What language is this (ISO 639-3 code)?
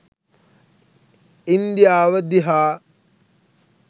sin